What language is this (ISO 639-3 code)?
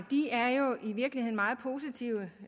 dan